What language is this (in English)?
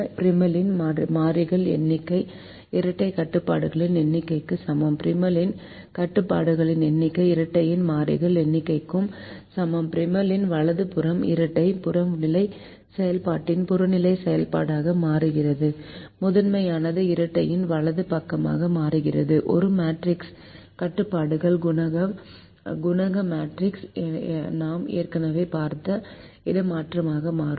Tamil